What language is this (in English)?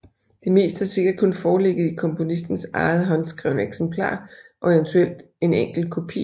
Danish